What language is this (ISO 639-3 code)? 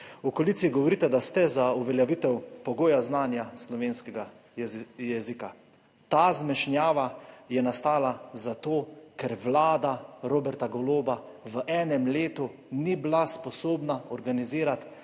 slv